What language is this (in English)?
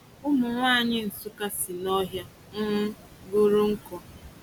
Igbo